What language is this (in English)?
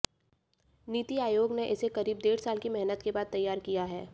Hindi